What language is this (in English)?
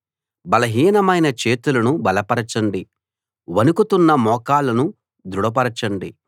Telugu